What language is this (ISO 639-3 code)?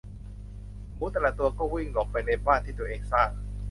tha